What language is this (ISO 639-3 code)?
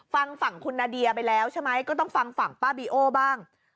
tha